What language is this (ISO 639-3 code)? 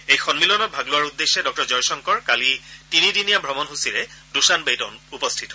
asm